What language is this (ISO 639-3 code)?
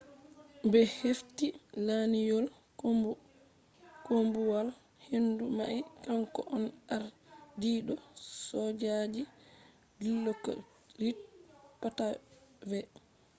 ful